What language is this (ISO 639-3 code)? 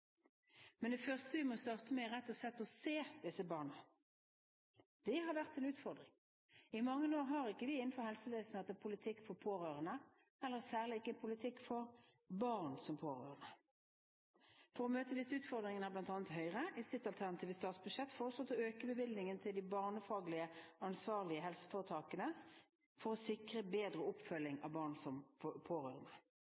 nob